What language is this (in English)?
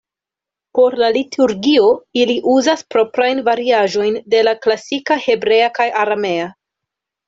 Esperanto